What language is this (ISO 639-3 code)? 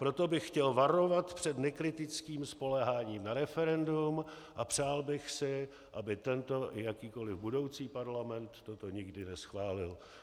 ces